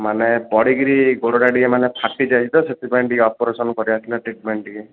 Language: Odia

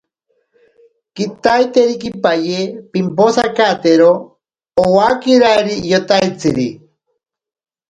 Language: Ashéninka Perené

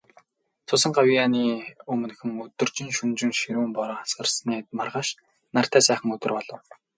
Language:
Mongolian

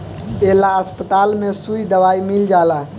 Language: Bhojpuri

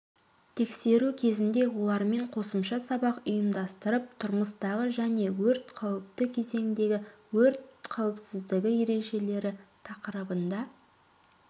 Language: Kazakh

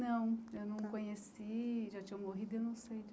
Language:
Portuguese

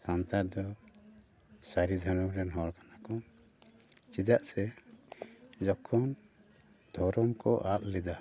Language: Santali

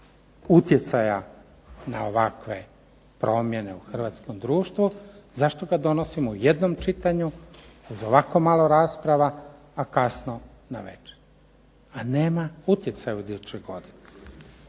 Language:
Croatian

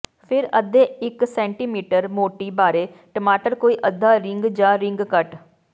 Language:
Punjabi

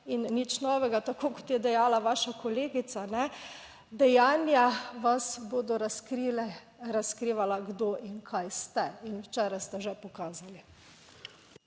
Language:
Slovenian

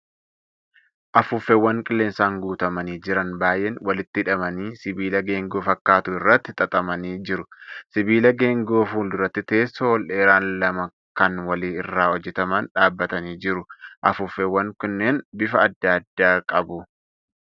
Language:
Oromo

